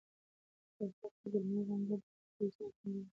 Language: Pashto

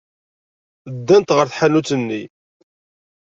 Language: Kabyle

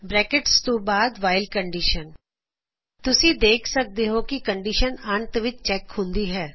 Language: Punjabi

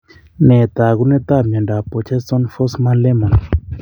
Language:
Kalenjin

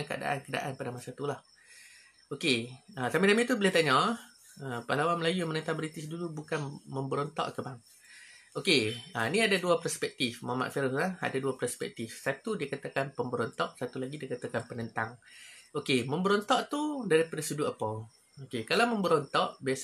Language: Malay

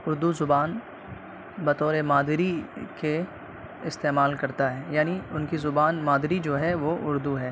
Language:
Urdu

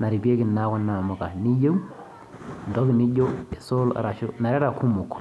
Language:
Masai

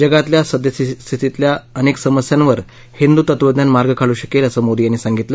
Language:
Marathi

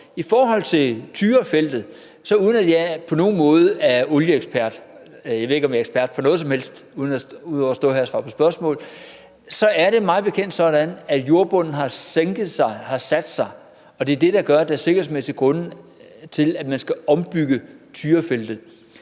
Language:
Danish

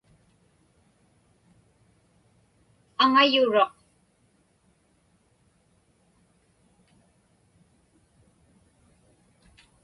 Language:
Inupiaq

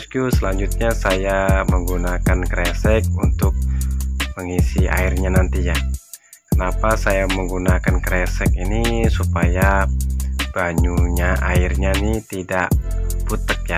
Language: Indonesian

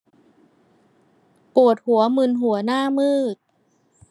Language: Thai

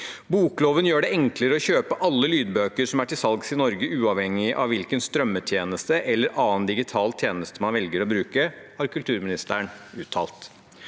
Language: Norwegian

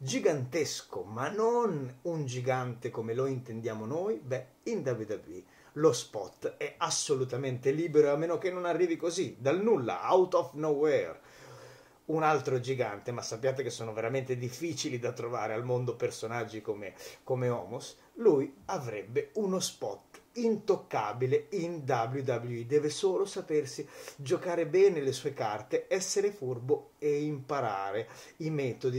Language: Italian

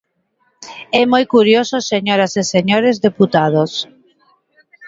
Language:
Galician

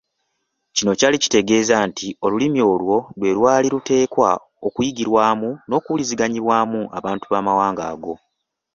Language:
Ganda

